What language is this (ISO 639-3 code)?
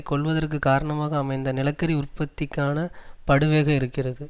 tam